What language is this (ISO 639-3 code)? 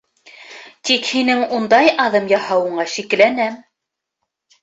bak